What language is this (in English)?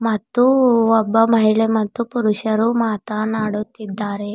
Kannada